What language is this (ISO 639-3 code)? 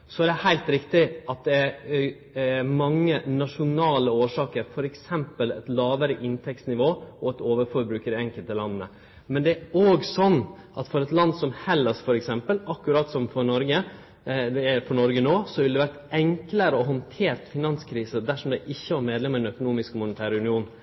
nno